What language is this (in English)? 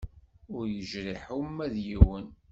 Kabyle